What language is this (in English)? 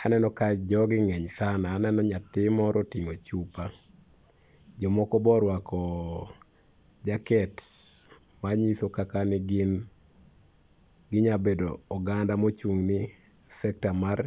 Luo (Kenya and Tanzania)